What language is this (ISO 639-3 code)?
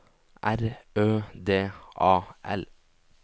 nor